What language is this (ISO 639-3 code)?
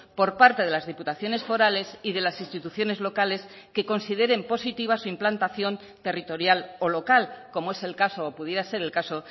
spa